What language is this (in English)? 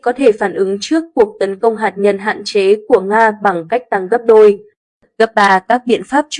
Vietnamese